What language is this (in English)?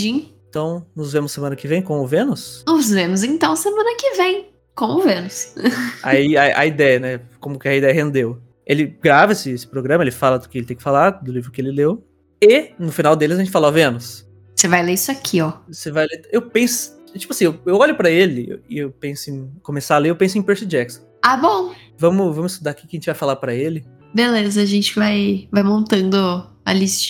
Portuguese